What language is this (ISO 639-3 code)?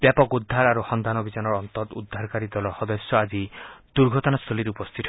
asm